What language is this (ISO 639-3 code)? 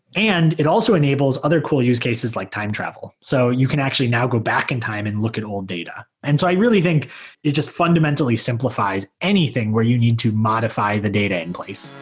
eng